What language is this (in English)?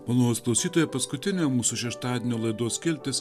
Lithuanian